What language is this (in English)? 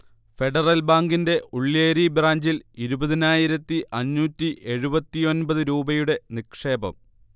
Malayalam